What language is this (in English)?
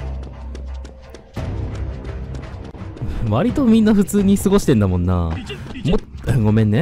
Japanese